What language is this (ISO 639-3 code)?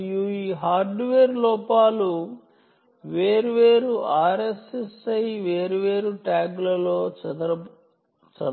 tel